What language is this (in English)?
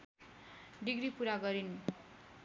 Nepali